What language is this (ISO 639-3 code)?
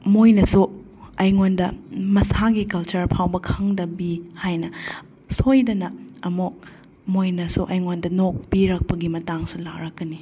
mni